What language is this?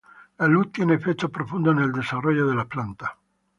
Spanish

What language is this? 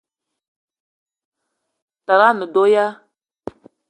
Eton (Cameroon)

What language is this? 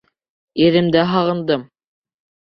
Bashkir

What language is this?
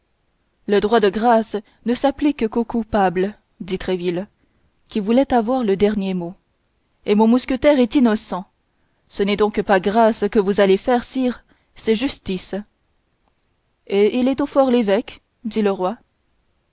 French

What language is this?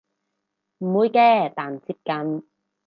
Cantonese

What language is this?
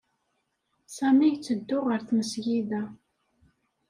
Kabyle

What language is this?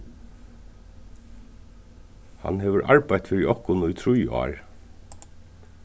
Faroese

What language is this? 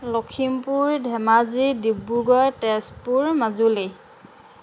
Assamese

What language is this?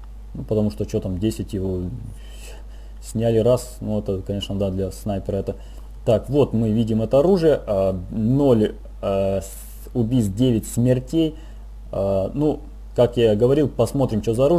Russian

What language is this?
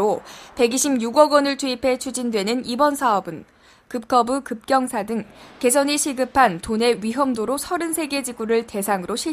Korean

